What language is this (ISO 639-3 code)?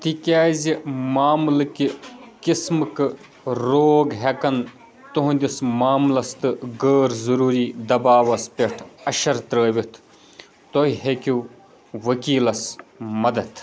kas